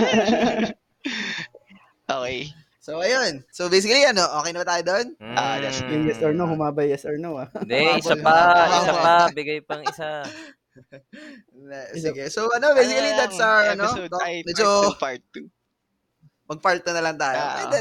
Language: Filipino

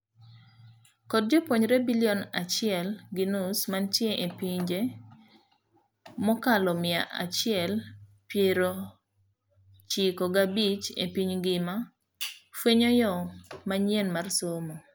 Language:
Luo (Kenya and Tanzania)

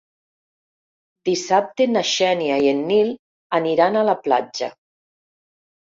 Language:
Catalan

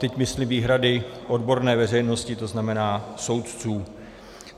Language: Czech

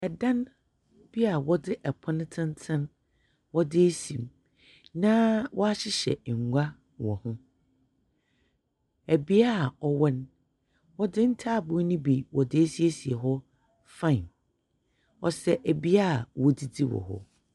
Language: Akan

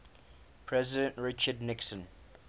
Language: English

